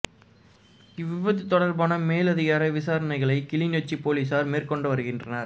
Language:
Tamil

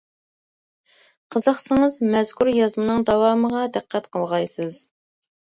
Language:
Uyghur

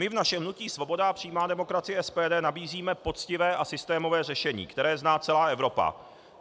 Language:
Czech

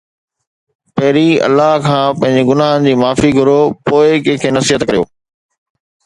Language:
Sindhi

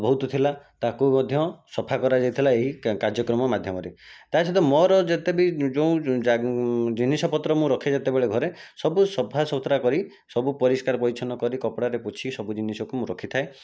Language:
Odia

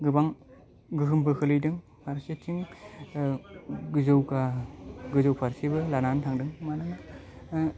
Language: Bodo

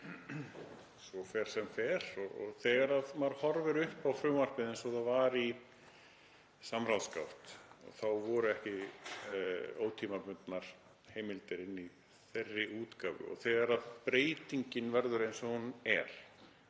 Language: Icelandic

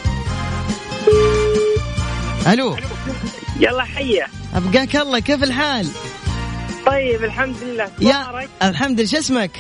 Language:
Arabic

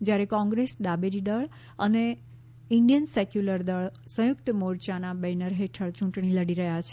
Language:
Gujarati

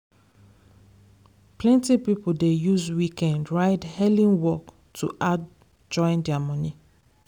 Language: Nigerian Pidgin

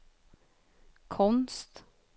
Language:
Swedish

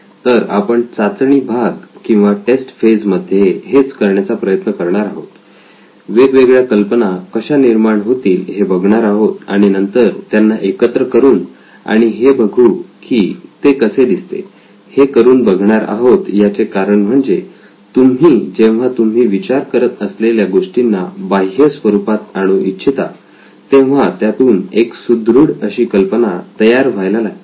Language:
Marathi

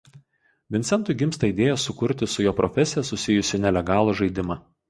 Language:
Lithuanian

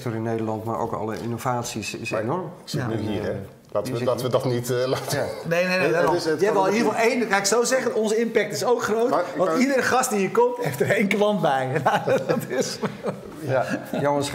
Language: Dutch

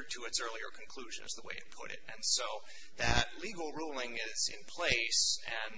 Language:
English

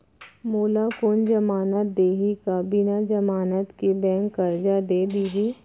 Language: Chhattisgarhi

